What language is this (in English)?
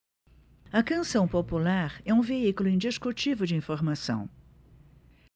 Portuguese